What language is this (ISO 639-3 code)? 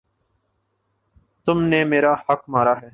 urd